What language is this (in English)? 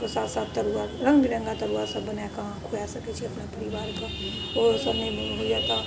Maithili